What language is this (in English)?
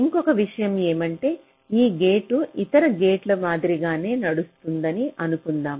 Telugu